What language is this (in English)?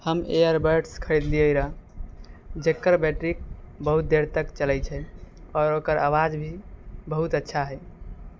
Maithili